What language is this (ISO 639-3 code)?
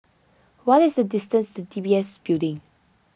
eng